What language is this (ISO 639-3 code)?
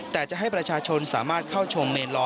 tha